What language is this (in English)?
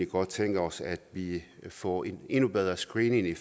Danish